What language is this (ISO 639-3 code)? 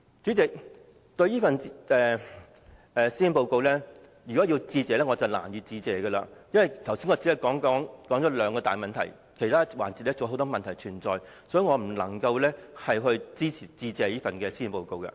yue